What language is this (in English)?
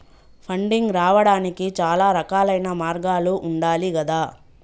Telugu